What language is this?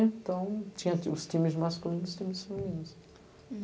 Portuguese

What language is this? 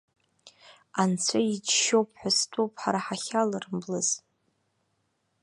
Abkhazian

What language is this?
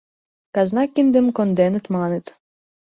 Mari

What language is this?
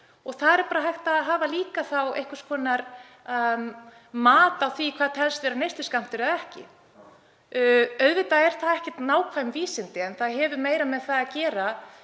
Icelandic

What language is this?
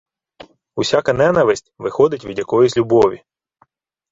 Ukrainian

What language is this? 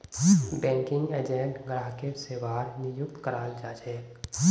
Magahi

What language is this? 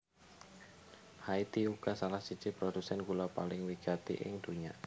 Javanese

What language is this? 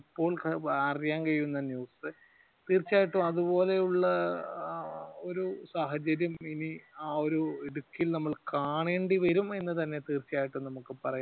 Malayalam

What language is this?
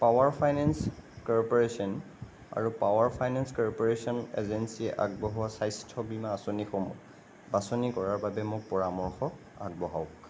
Assamese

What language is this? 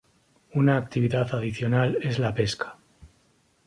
Spanish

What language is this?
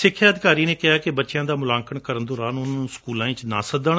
Punjabi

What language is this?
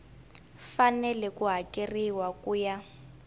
Tsonga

